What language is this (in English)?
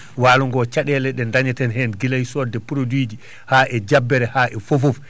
Fula